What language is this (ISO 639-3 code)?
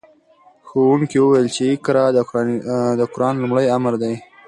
pus